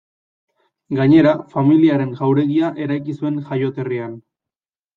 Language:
Basque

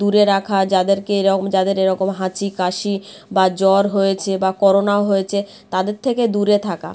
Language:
Bangla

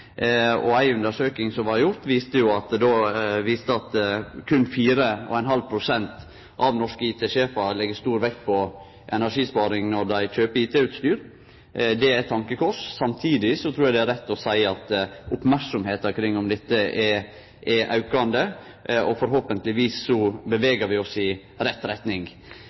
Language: Norwegian Nynorsk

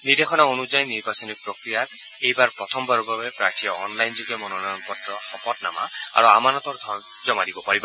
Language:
Assamese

